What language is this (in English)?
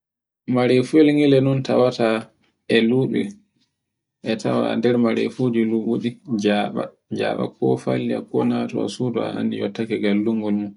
Borgu Fulfulde